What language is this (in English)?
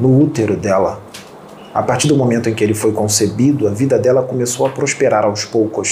Portuguese